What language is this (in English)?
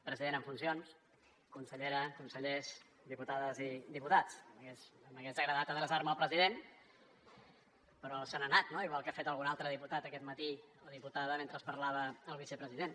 Catalan